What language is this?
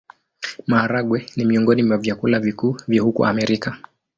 Swahili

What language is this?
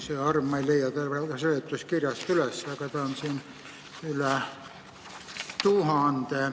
Estonian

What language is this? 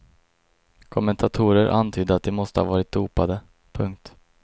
Swedish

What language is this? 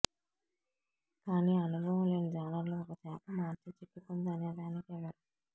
Telugu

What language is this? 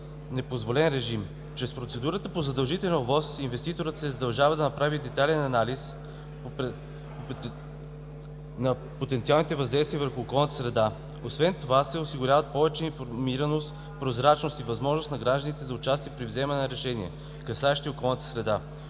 Bulgarian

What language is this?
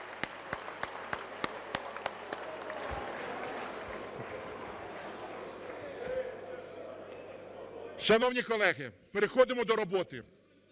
Ukrainian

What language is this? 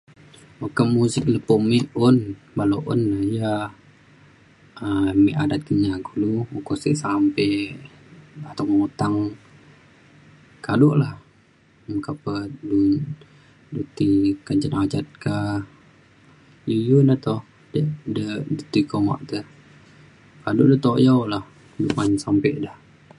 Mainstream Kenyah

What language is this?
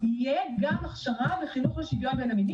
Hebrew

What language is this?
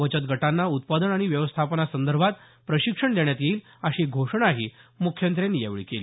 Marathi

